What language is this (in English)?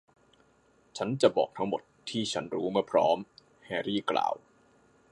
Thai